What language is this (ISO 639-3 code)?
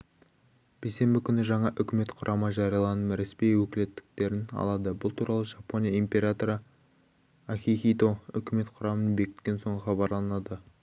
kaz